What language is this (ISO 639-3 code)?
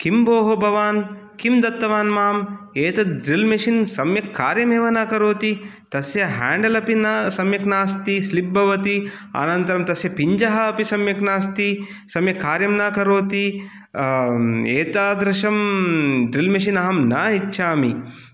san